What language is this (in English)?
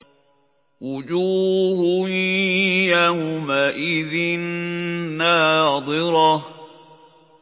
Arabic